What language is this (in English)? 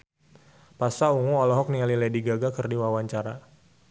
Sundanese